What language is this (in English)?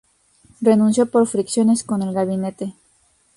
Spanish